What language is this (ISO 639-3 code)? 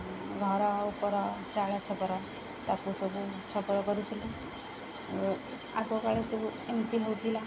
ori